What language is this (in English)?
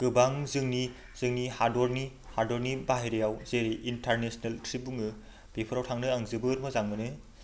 Bodo